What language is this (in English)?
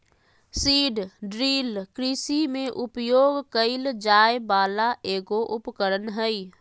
Magahi